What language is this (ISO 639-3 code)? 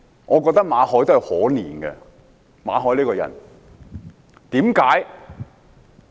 yue